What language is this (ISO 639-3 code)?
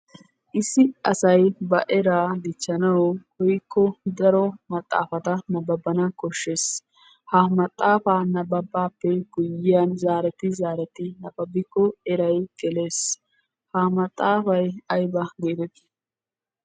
wal